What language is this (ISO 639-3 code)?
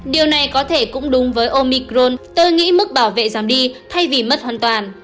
vie